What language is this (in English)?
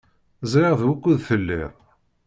Kabyle